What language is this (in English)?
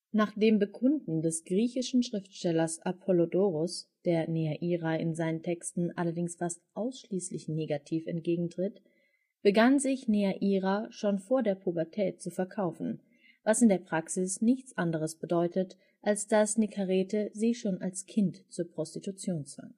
German